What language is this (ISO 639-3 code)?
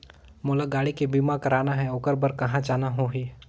hne